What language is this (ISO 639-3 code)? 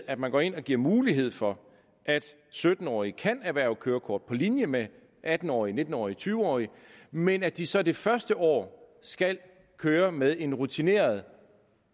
dan